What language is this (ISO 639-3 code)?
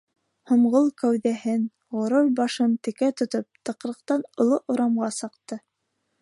bak